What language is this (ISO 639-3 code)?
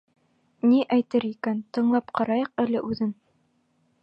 bak